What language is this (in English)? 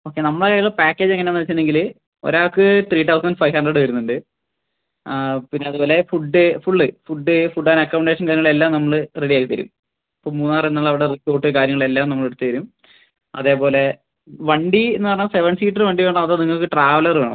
Malayalam